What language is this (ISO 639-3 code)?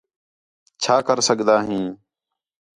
xhe